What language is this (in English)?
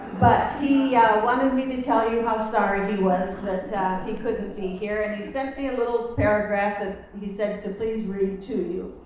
English